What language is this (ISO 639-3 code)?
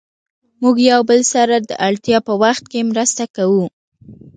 pus